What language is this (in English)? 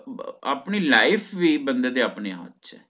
Punjabi